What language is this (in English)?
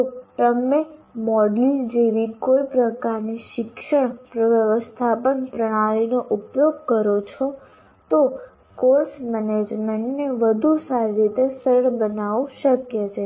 Gujarati